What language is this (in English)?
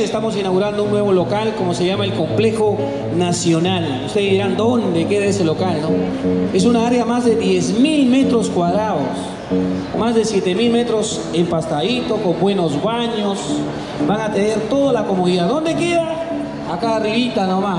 Spanish